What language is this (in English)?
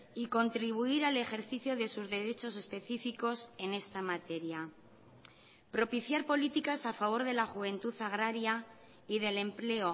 Spanish